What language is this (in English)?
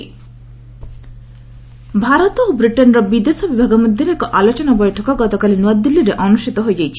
Odia